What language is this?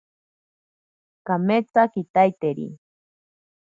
Ashéninka Perené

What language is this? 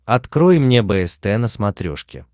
Russian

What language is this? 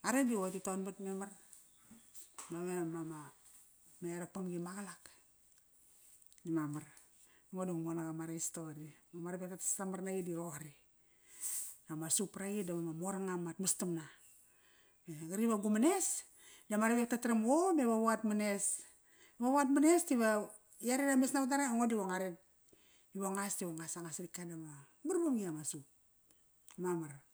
Kairak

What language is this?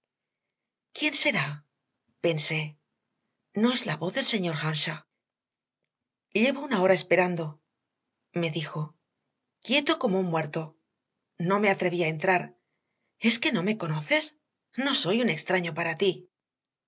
Spanish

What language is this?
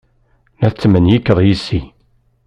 Kabyle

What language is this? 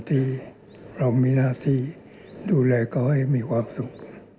Thai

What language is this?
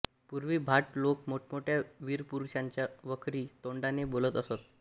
Marathi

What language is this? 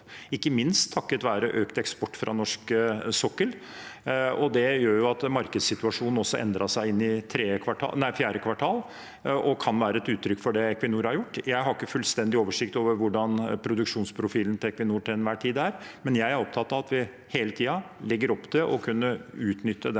Norwegian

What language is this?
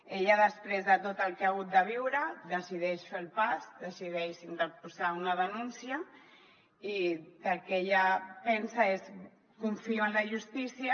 Catalan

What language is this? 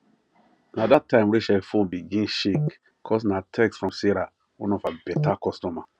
Nigerian Pidgin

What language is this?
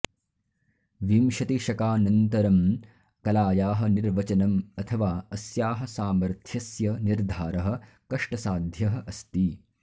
Sanskrit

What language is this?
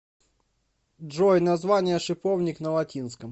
Russian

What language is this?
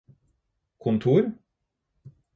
Norwegian Bokmål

